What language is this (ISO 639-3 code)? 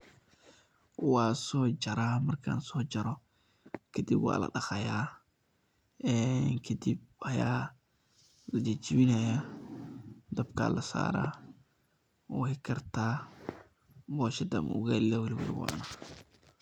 som